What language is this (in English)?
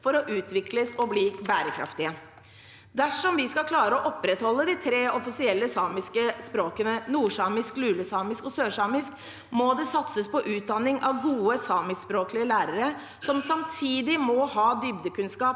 Norwegian